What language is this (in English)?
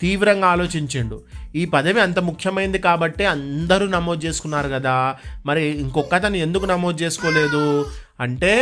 Telugu